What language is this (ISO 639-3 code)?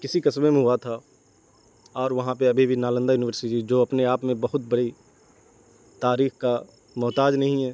urd